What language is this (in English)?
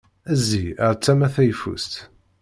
Kabyle